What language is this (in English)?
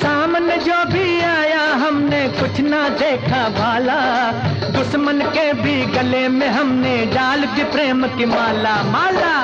Hindi